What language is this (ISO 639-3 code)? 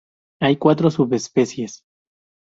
spa